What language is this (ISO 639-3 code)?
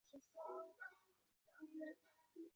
zho